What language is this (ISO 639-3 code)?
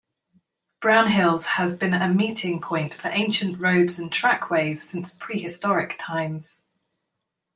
eng